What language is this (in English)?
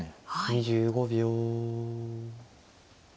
Japanese